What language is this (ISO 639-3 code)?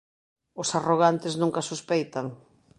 glg